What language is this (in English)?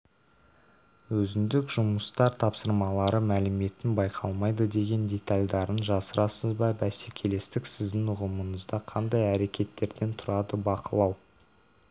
Kazakh